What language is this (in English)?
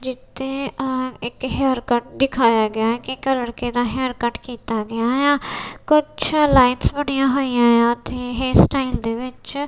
Punjabi